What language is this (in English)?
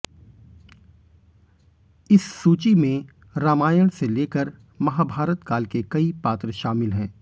Hindi